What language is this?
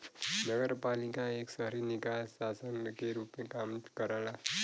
Bhojpuri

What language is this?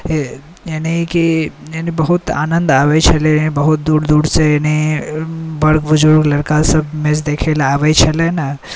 Maithili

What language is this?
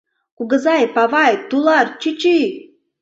Mari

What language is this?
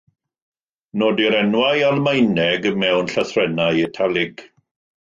Welsh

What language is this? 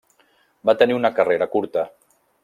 Catalan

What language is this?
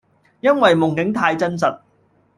Cantonese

